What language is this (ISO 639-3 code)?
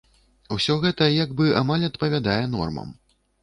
bel